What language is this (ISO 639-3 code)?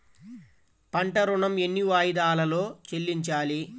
tel